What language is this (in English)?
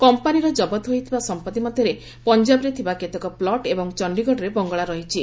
Odia